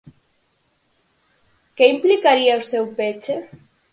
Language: Galician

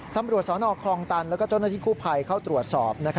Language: Thai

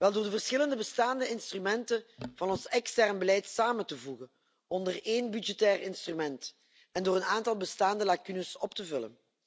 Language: Dutch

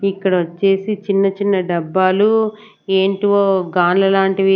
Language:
Telugu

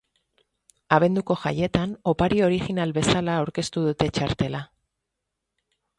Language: Basque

